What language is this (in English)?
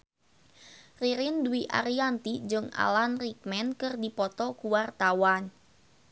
Sundanese